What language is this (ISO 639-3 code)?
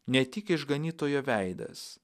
lit